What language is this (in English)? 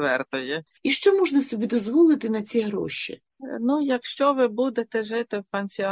Ukrainian